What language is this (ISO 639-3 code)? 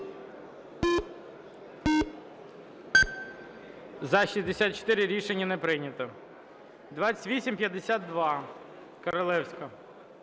ukr